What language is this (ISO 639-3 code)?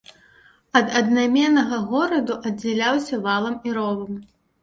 bel